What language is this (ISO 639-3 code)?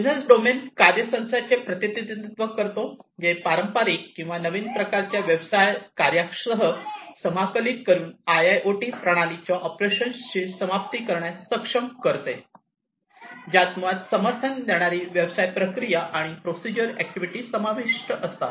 mar